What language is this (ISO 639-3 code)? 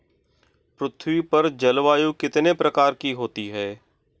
hin